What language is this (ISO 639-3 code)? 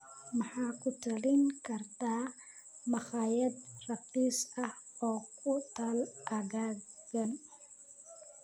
som